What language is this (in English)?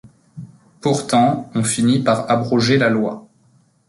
French